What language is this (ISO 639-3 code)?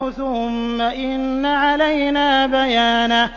ara